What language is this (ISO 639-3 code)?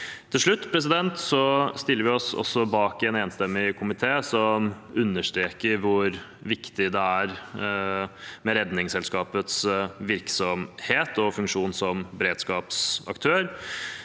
nor